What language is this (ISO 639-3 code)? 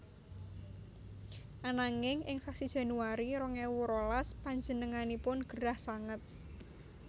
jav